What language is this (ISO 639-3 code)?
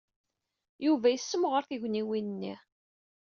kab